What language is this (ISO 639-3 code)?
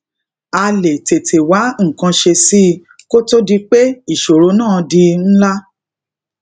yor